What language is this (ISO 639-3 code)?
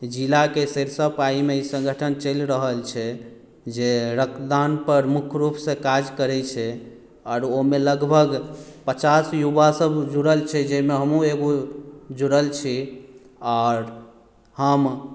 mai